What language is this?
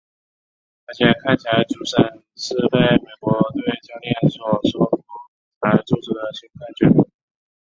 Chinese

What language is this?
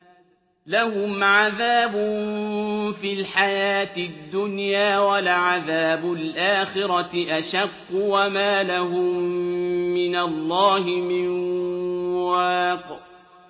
Arabic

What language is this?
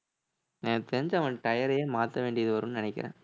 Tamil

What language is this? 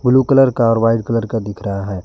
Hindi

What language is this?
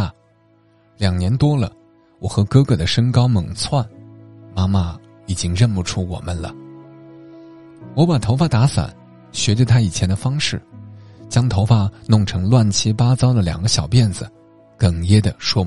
Chinese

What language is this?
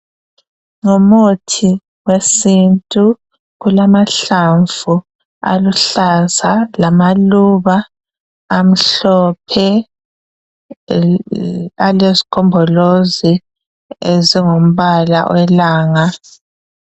North Ndebele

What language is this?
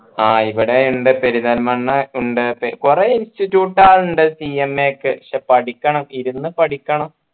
Malayalam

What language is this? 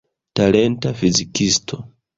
Esperanto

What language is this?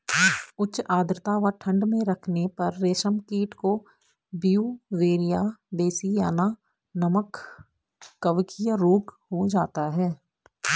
Hindi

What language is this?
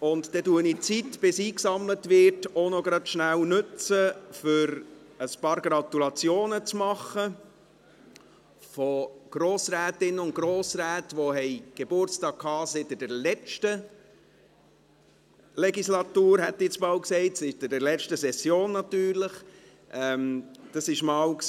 Swiss German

